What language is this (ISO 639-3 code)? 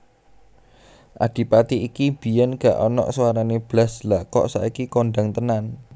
jav